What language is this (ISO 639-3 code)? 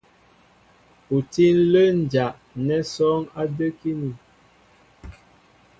mbo